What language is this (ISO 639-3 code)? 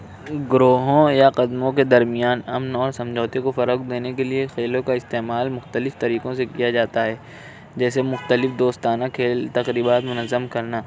urd